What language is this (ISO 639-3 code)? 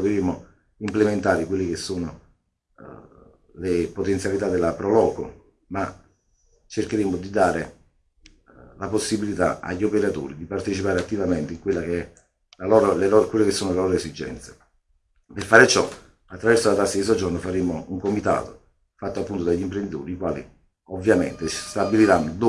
ita